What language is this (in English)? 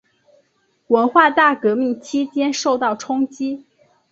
Chinese